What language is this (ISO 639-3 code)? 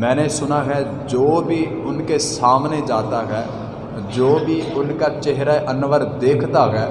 urd